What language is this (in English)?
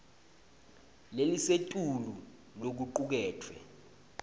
Swati